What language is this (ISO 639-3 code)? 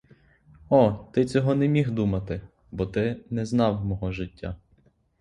ukr